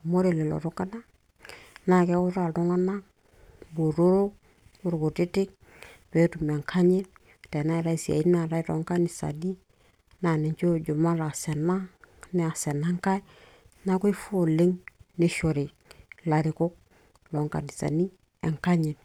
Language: Masai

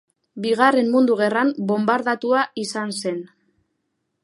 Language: Basque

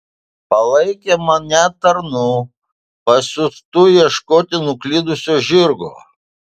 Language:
Lithuanian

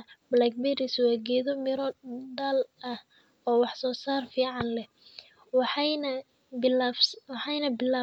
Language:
Somali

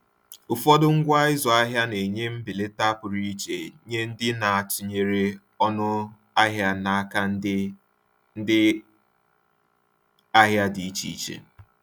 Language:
Igbo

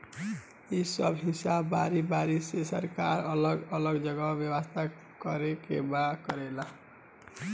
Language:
Bhojpuri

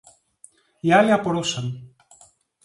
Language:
Greek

